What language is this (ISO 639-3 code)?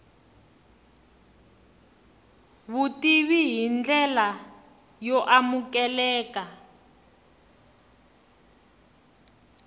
tso